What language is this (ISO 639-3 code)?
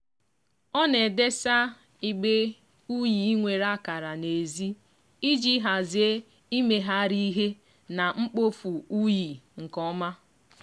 ibo